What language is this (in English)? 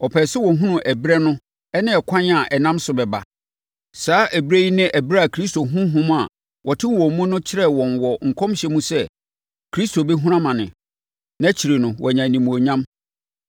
Akan